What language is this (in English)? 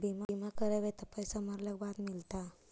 Magahi